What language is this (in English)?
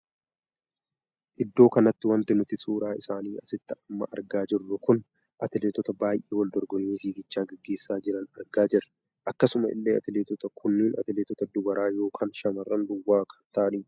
Oromo